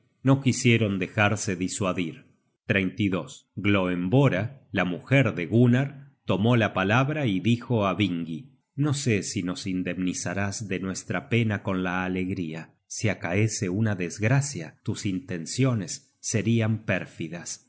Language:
Spanish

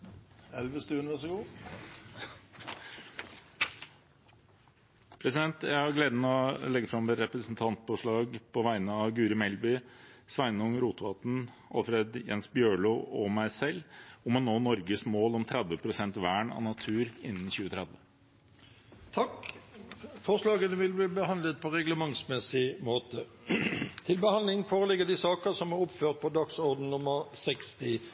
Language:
Norwegian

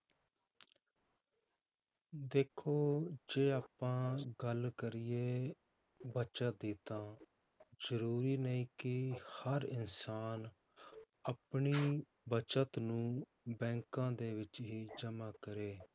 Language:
Punjabi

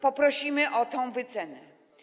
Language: Polish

